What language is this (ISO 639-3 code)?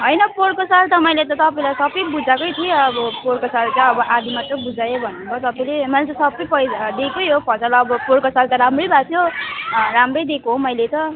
nep